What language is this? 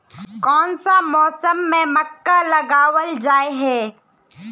Magahi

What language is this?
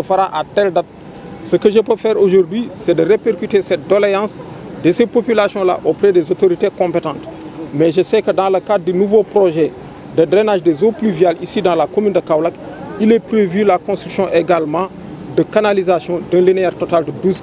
French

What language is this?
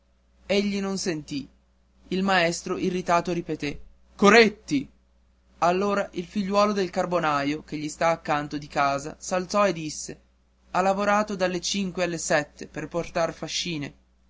Italian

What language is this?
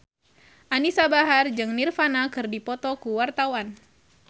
Sundanese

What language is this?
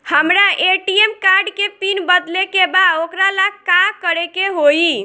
Bhojpuri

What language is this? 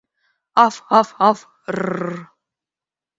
Mari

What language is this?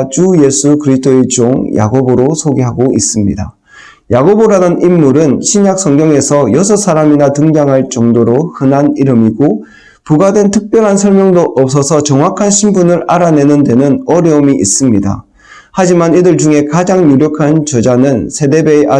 Korean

